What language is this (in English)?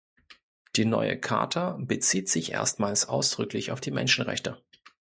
German